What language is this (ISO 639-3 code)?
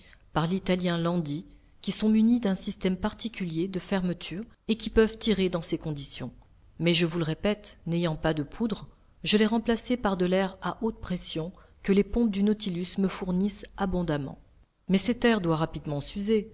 fra